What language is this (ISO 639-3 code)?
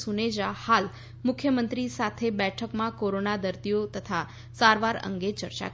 guj